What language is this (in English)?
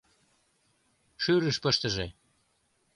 Mari